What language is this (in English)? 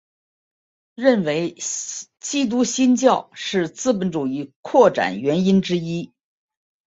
Chinese